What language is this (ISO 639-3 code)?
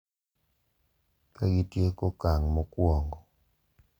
luo